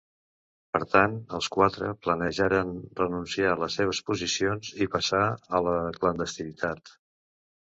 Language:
Catalan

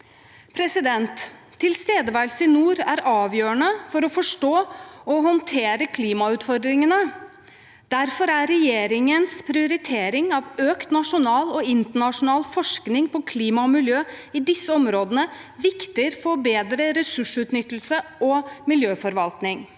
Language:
Norwegian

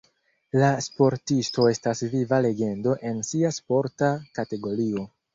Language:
Esperanto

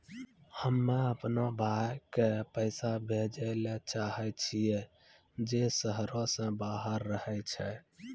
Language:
Maithili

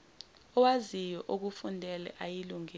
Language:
Zulu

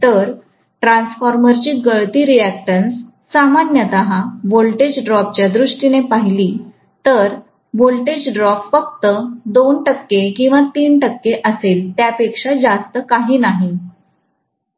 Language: Marathi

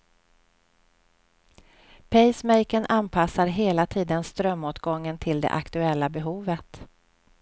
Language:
Swedish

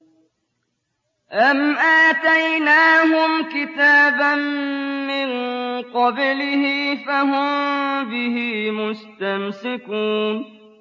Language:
Arabic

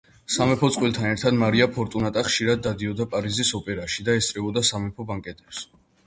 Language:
Georgian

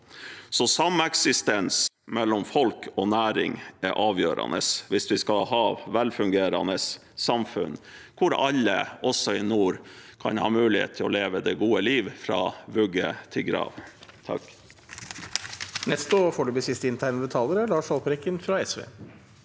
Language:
Norwegian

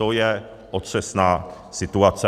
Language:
Czech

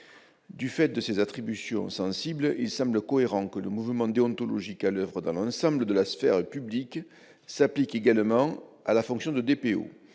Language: French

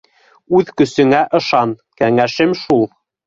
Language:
Bashkir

